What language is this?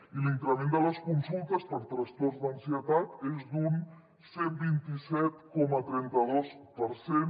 Catalan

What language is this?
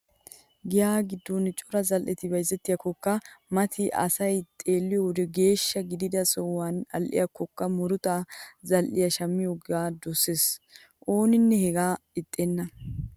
Wolaytta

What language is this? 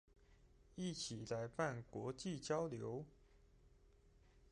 Chinese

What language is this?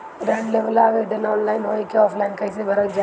Bhojpuri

